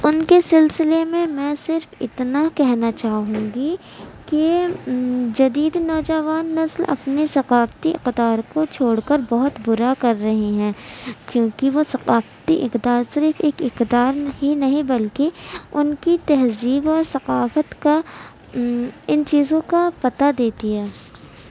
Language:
Urdu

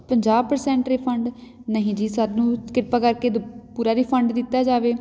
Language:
Punjabi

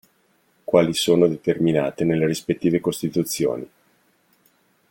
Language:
Italian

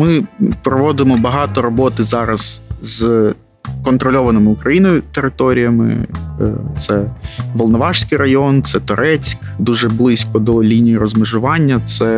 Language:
Ukrainian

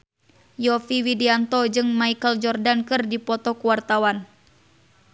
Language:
Sundanese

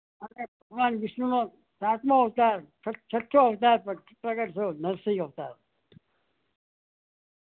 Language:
Gujarati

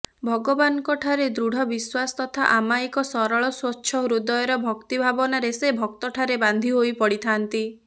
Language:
Odia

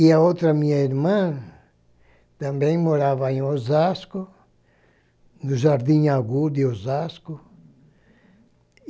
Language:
Portuguese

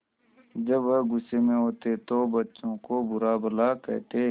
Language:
Hindi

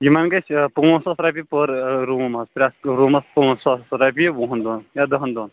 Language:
Kashmiri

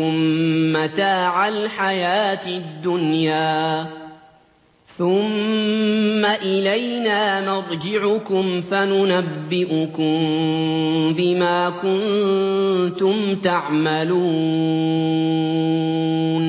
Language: Arabic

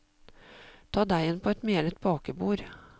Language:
Norwegian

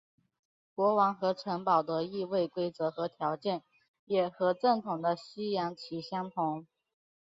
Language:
Chinese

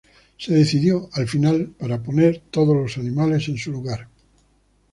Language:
Spanish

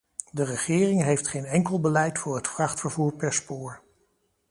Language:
Dutch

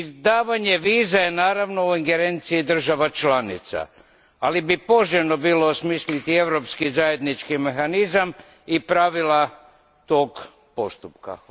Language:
Croatian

